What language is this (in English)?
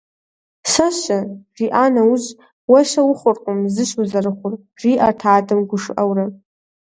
Kabardian